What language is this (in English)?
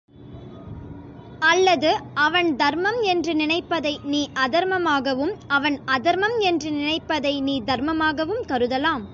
Tamil